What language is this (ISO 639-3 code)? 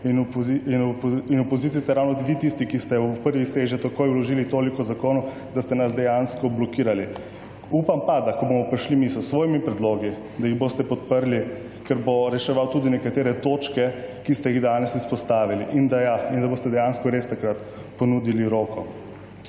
slv